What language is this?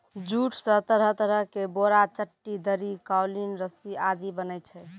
Maithili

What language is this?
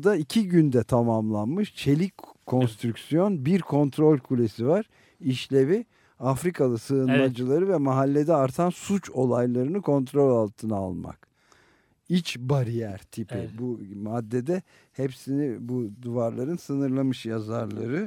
Turkish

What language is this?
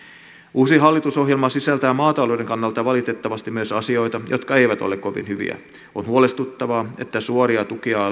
Finnish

